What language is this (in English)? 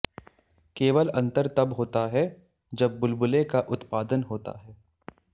Hindi